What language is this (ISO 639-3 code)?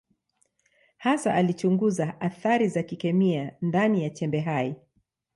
swa